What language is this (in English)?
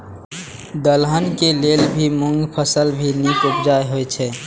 Maithili